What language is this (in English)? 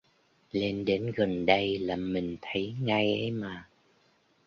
Vietnamese